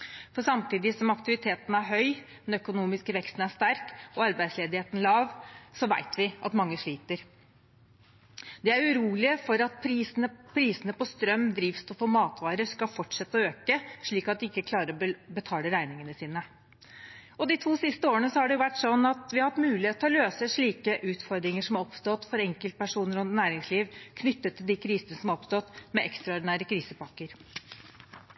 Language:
Norwegian Bokmål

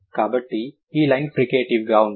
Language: Telugu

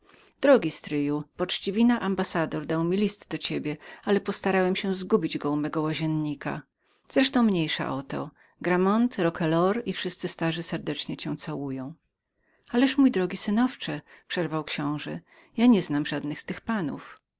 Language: Polish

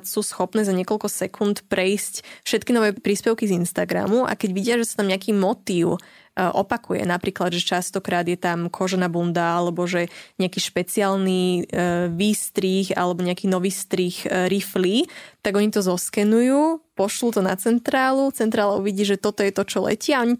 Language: Slovak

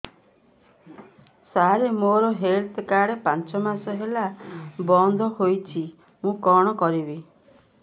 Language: Odia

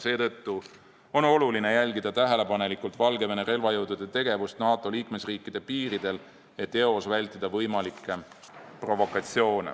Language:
Estonian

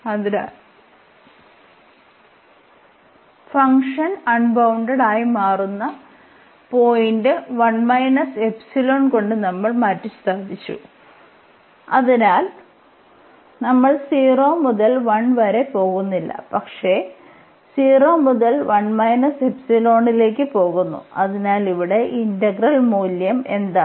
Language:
Malayalam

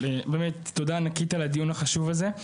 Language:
Hebrew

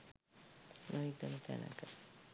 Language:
Sinhala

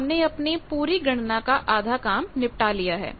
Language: Hindi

